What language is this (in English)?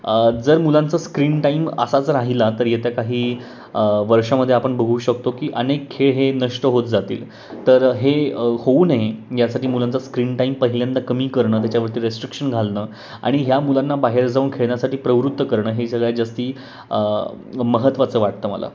Marathi